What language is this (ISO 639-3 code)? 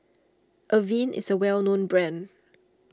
eng